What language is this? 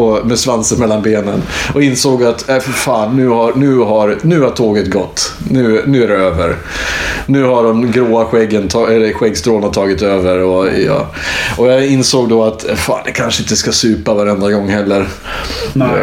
Swedish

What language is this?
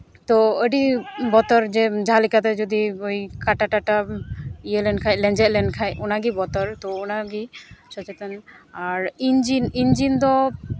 Santali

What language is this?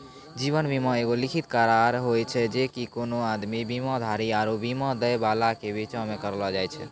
Maithili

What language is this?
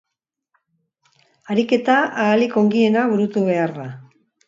Basque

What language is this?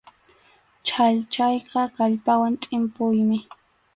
Arequipa-La Unión Quechua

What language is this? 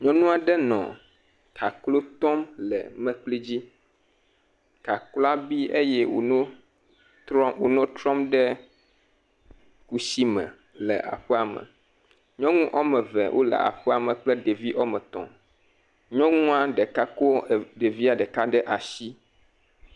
Ewe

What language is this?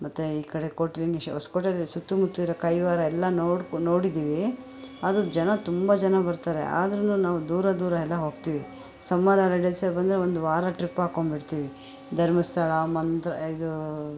Kannada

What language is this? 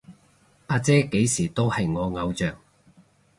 Cantonese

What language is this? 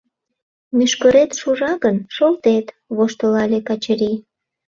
Mari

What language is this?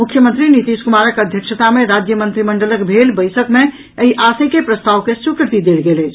Maithili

